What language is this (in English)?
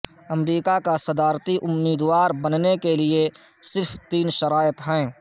Urdu